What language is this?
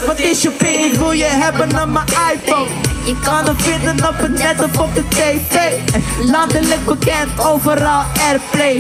Dutch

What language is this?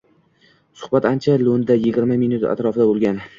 Uzbek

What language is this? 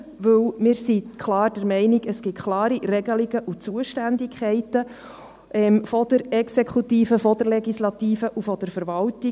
Swiss German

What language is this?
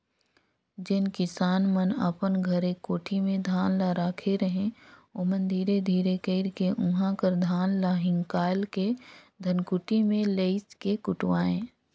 Chhattisgarhi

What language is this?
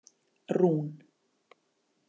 Icelandic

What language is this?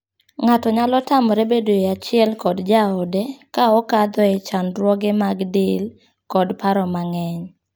Luo (Kenya and Tanzania)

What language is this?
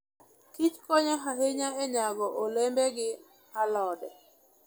Luo (Kenya and Tanzania)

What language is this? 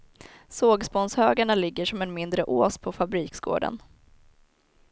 Swedish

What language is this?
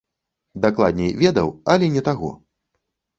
Belarusian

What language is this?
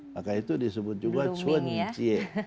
Indonesian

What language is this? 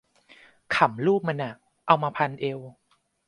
Thai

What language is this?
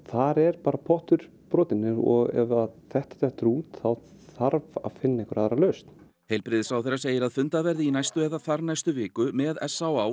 Icelandic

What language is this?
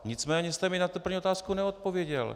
Czech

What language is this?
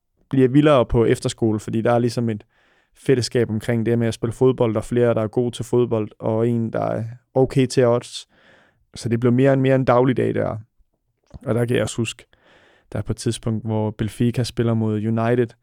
Danish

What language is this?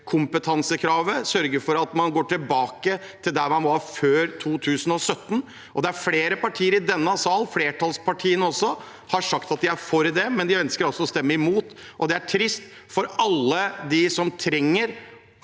Norwegian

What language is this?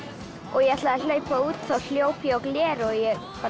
Icelandic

